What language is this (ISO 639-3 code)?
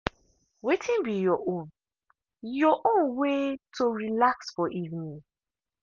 pcm